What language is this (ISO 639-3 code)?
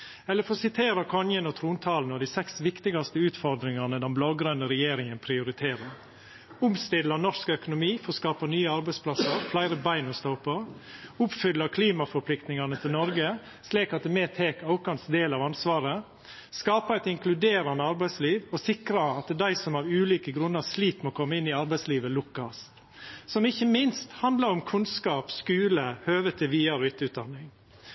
nno